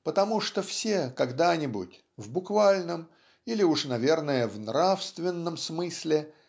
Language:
Russian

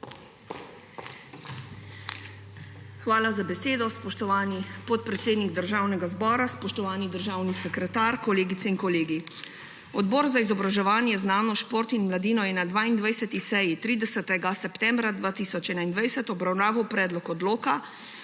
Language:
Slovenian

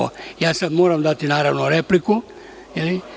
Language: Serbian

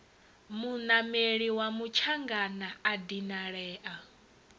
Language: Venda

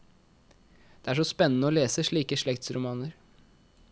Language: Norwegian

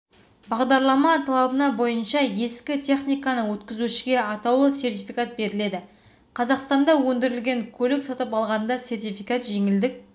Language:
Kazakh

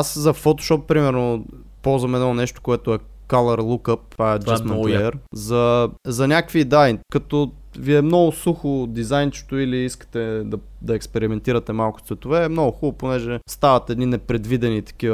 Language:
Bulgarian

